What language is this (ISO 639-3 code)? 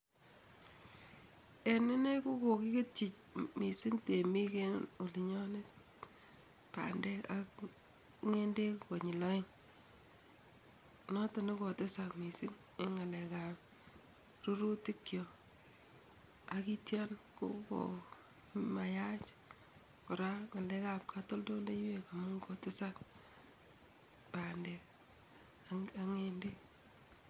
kln